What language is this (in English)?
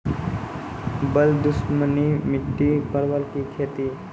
Maithili